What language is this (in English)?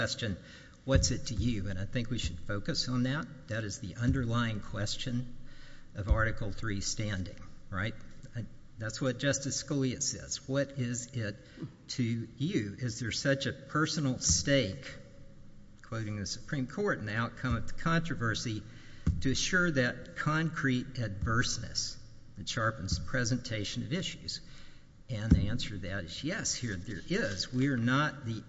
English